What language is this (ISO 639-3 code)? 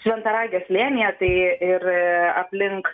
lit